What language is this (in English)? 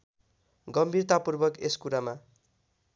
Nepali